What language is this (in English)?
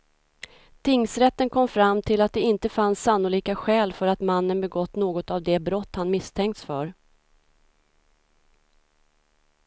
Swedish